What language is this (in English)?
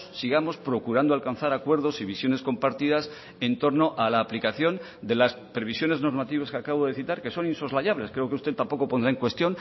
Spanish